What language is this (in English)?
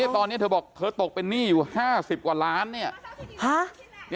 Thai